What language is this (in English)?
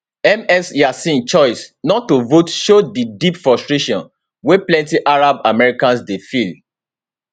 Nigerian Pidgin